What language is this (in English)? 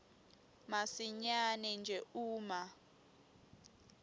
Swati